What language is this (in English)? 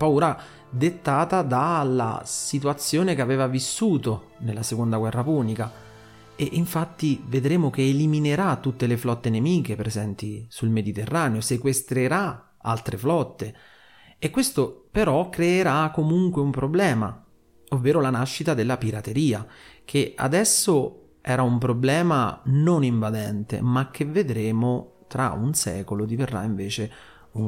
Italian